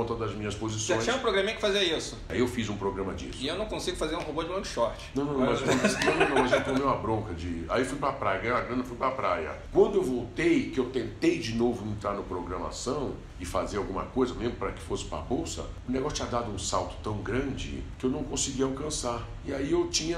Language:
Portuguese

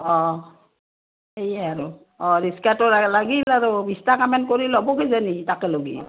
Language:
Assamese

